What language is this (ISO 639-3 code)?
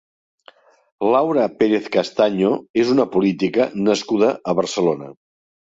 cat